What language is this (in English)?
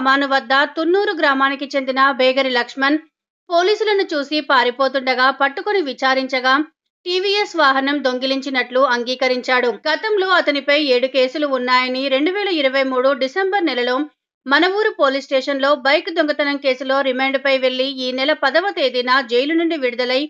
Telugu